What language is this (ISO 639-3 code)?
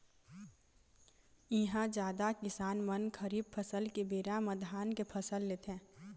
hne